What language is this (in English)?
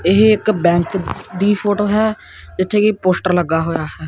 Punjabi